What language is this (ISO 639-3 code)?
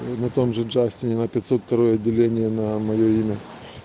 rus